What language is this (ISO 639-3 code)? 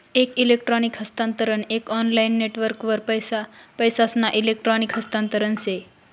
mar